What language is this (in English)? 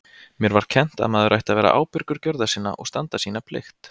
Icelandic